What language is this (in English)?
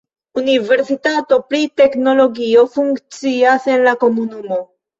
Esperanto